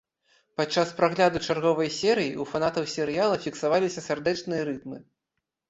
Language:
Belarusian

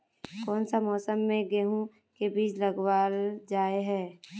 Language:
Magahi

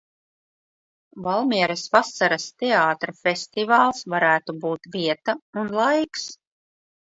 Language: Latvian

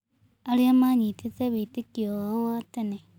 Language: Kikuyu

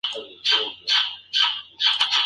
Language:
Spanish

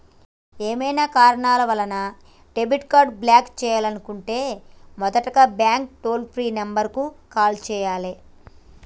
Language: Telugu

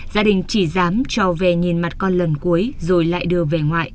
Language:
Vietnamese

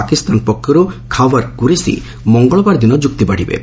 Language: Odia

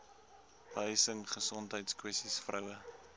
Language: Afrikaans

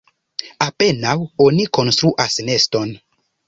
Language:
Esperanto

